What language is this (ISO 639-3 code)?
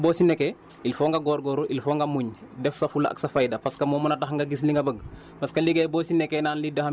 wol